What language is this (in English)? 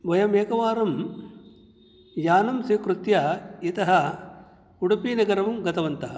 Sanskrit